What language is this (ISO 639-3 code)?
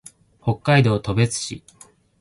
jpn